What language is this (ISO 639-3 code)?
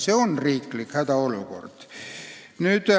est